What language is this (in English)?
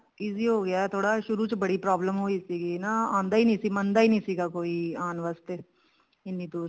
Punjabi